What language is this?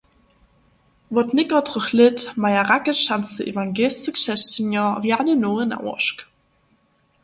Upper Sorbian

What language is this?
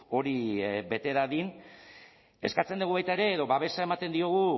Basque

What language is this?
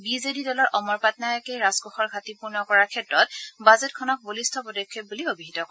Assamese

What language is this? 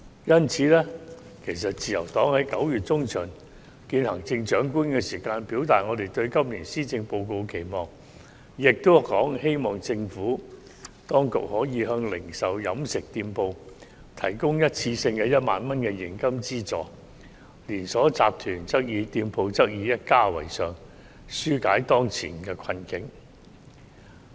Cantonese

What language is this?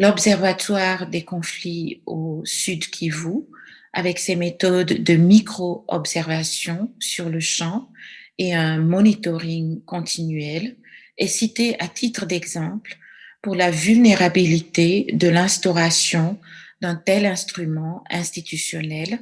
French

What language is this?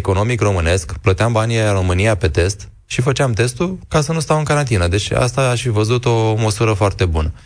Romanian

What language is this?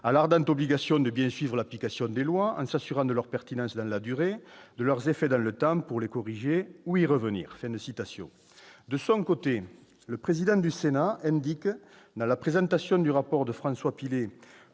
French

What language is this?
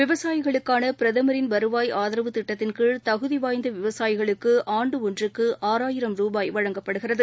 Tamil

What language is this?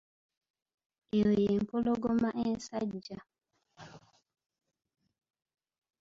Ganda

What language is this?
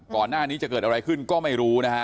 Thai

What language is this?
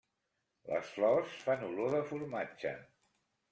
Catalan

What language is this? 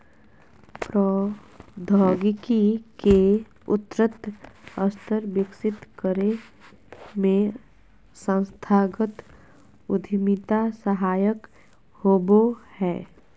Magahi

